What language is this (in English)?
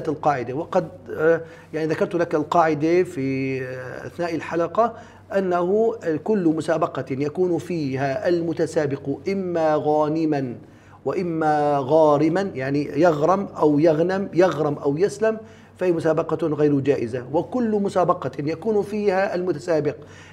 Arabic